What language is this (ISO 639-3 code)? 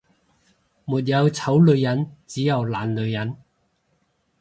yue